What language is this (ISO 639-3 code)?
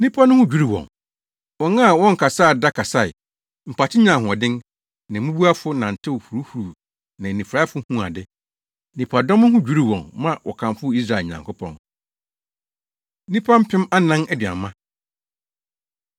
aka